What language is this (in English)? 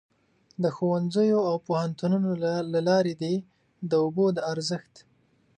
Pashto